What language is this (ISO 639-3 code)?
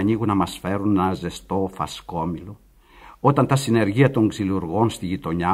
ell